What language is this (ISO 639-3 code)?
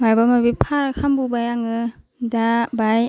brx